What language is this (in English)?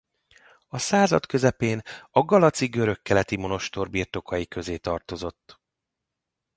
Hungarian